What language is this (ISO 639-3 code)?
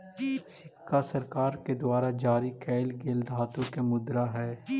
mag